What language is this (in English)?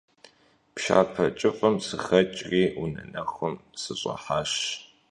Kabardian